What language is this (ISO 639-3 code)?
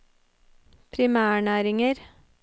nor